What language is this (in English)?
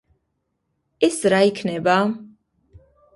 Georgian